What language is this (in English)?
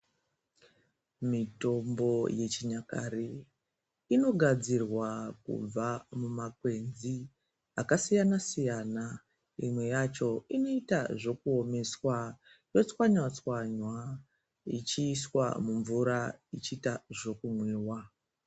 Ndau